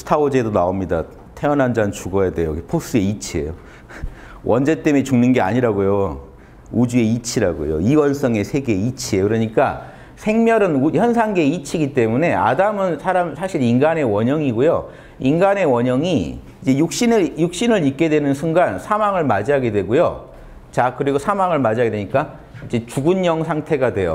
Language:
Korean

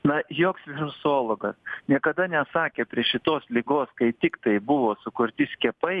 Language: Lithuanian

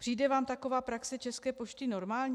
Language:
Czech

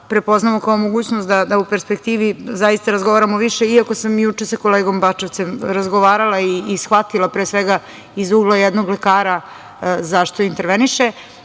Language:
Serbian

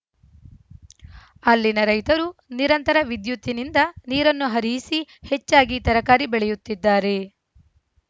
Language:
Kannada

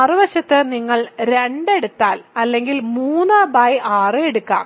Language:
Malayalam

